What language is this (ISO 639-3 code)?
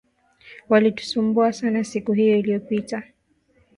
swa